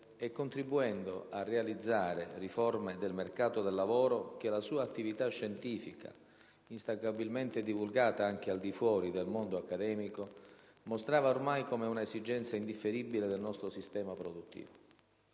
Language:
Italian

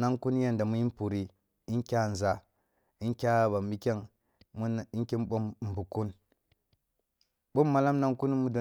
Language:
Kulung (Nigeria)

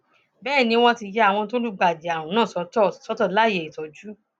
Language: Yoruba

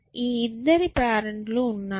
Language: Telugu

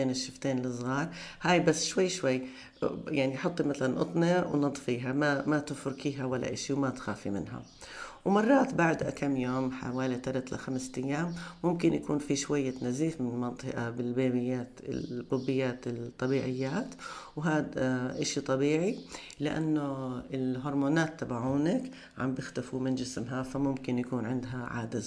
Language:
Arabic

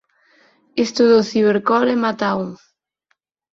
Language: Galician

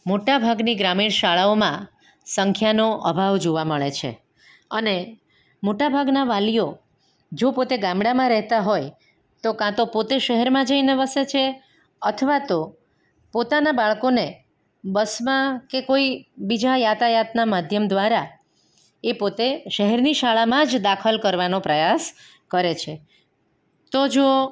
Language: Gujarati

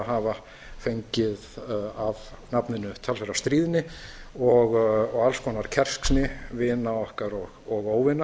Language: Icelandic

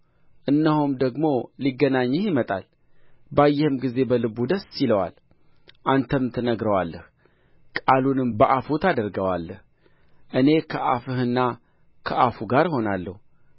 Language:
Amharic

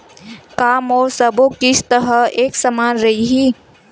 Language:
Chhattisgarhi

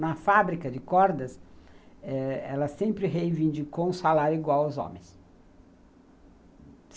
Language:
Portuguese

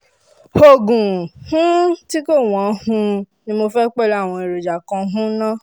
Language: Yoruba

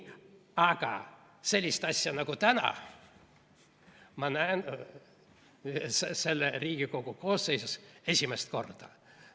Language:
Estonian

